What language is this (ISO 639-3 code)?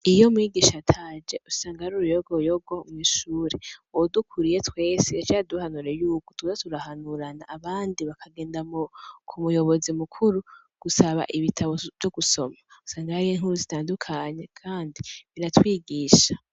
run